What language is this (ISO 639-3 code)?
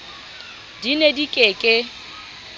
sot